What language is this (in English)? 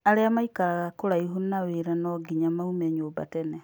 Kikuyu